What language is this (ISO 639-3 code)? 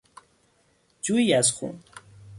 fas